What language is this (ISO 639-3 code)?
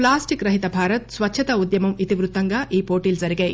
tel